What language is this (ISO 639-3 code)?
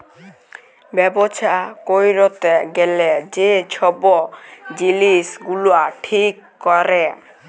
ben